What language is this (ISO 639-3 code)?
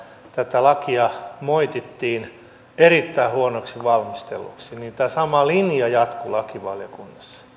fin